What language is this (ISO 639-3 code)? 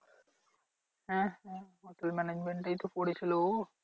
ben